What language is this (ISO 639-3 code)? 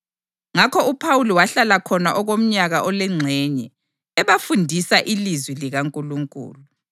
nde